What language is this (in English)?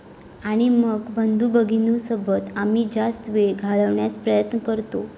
Marathi